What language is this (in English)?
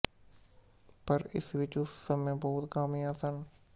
Punjabi